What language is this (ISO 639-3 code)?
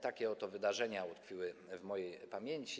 pol